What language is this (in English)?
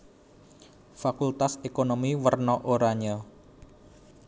Javanese